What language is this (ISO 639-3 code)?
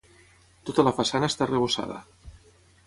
cat